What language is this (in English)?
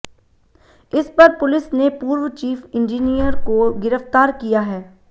Hindi